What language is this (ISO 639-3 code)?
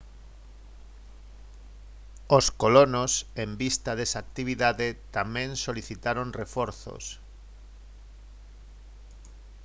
glg